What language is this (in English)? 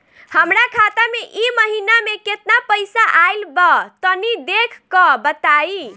Bhojpuri